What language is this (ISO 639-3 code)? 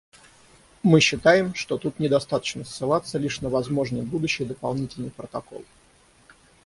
rus